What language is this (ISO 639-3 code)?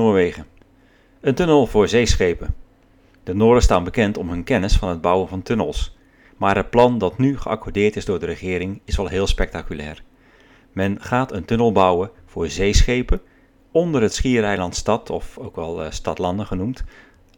nld